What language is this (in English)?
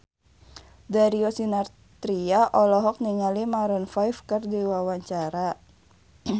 Sundanese